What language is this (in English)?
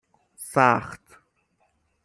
Persian